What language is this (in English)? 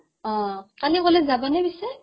Assamese